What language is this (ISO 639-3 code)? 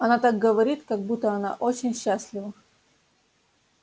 rus